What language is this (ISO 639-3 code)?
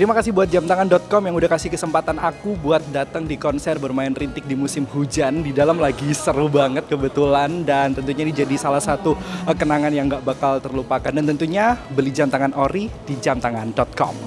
ind